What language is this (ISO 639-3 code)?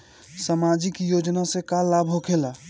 bho